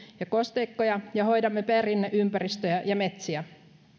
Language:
Finnish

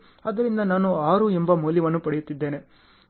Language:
Kannada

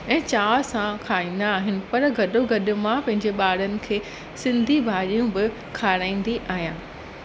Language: Sindhi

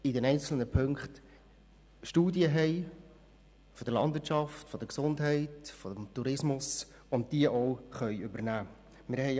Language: Swiss German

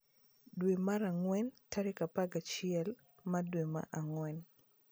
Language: Luo (Kenya and Tanzania)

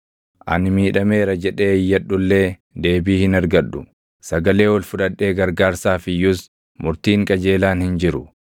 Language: Oromo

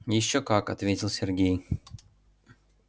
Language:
Russian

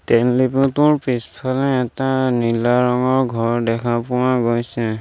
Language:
Assamese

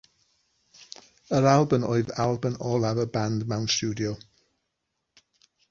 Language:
Welsh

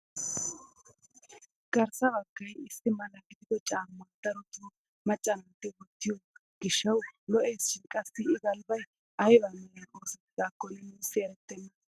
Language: Wolaytta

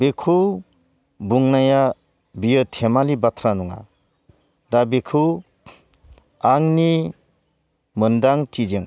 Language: Bodo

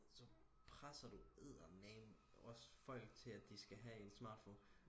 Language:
Danish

